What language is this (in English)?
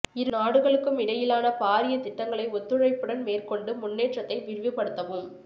Tamil